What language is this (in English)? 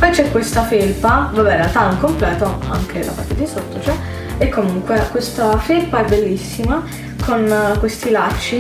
Italian